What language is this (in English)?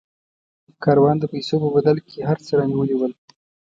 Pashto